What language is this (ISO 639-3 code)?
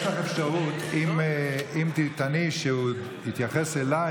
heb